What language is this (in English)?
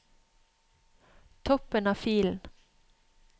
Norwegian